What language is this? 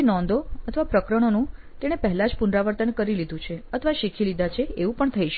Gujarati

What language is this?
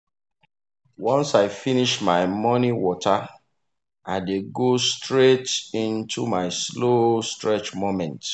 Nigerian Pidgin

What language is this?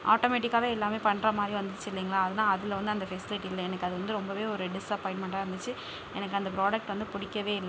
Tamil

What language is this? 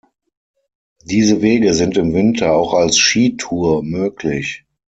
German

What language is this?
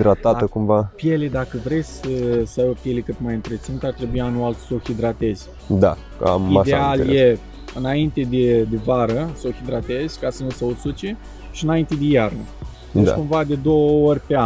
Romanian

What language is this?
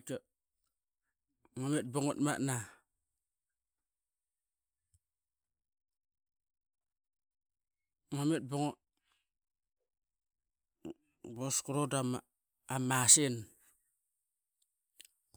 Qaqet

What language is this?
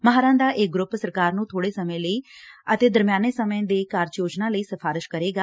Punjabi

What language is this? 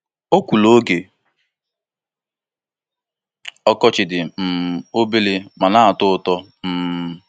Igbo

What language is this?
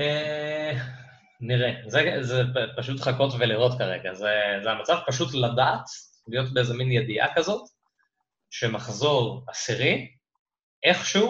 Hebrew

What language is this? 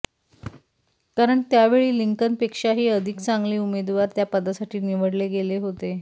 Marathi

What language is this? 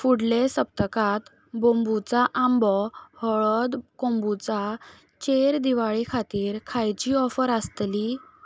Konkani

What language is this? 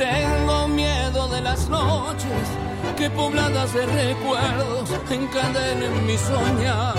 Spanish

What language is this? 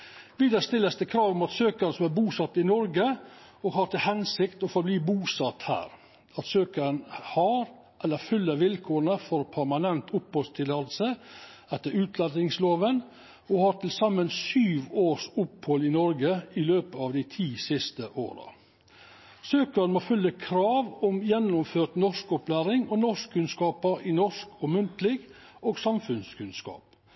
Norwegian Nynorsk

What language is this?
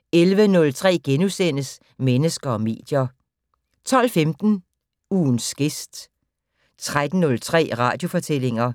Danish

